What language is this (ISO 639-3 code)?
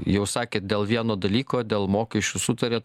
lit